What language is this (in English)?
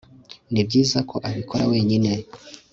Kinyarwanda